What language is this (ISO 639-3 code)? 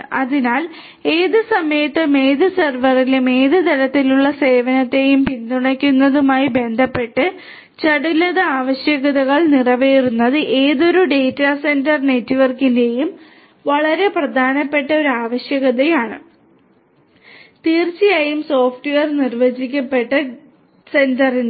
mal